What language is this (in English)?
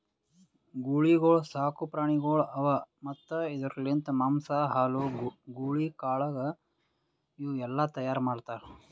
Kannada